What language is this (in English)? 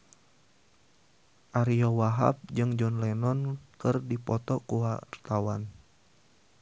Sundanese